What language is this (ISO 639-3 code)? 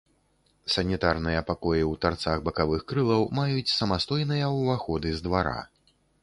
bel